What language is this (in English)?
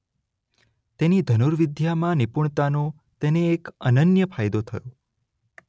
Gujarati